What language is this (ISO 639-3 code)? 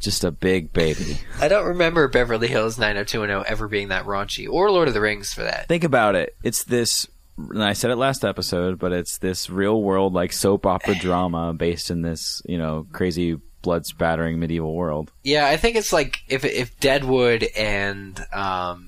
eng